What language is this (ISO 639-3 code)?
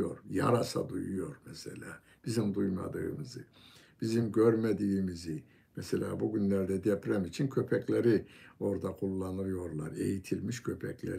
tur